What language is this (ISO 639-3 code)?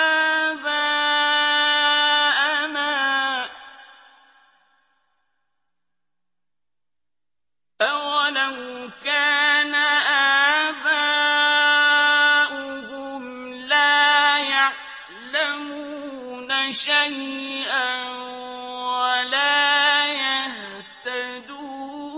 ara